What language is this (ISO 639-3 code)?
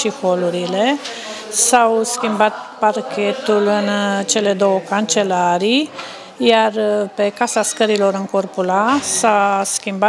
ron